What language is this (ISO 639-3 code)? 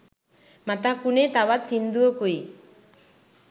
sin